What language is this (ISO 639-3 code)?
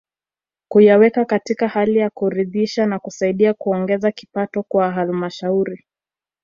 swa